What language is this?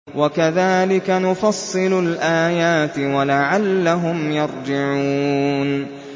Arabic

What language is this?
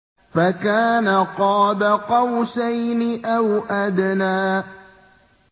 Arabic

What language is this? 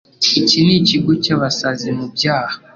Kinyarwanda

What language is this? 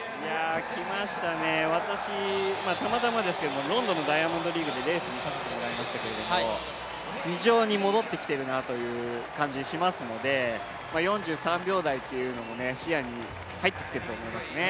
Japanese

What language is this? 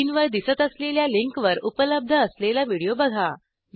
Marathi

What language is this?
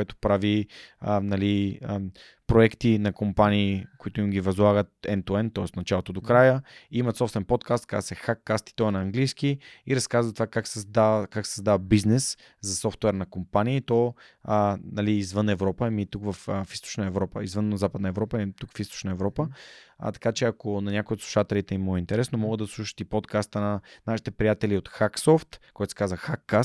Bulgarian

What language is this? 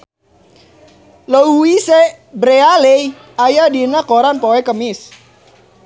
Sundanese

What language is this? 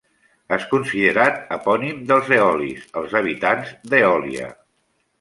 Catalan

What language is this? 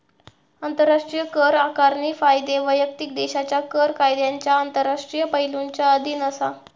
Marathi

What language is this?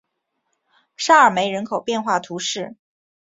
Chinese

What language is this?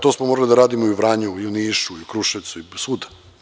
Serbian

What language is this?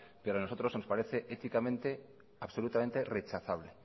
Spanish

